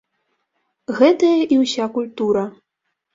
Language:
Belarusian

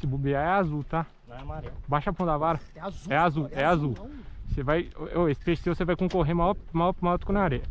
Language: Portuguese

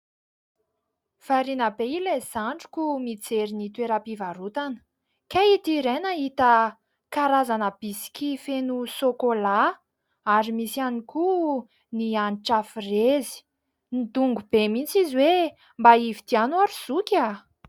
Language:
Malagasy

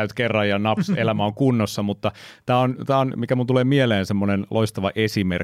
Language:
Finnish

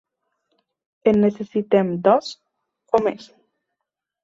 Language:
Catalan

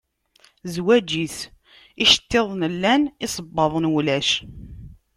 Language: Kabyle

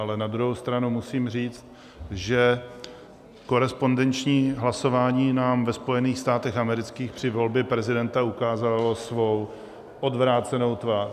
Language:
Czech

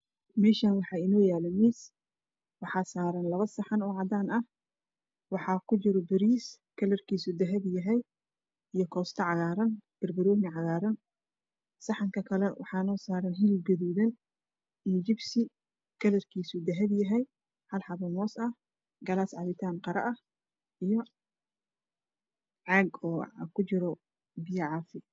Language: Somali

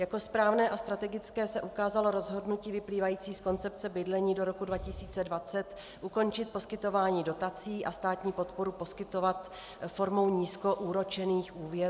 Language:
Czech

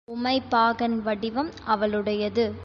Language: Tamil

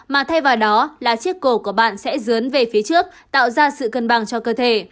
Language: Vietnamese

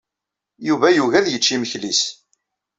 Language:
Kabyle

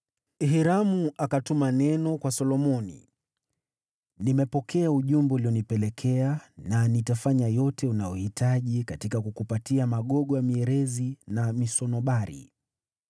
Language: Swahili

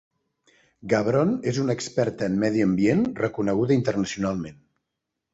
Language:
Catalan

